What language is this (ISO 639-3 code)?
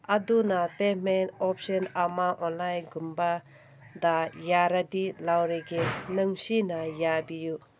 mni